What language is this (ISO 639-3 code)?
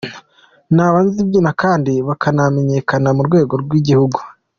kin